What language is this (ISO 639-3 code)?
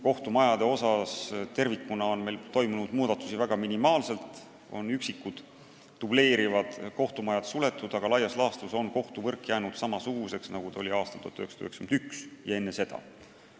est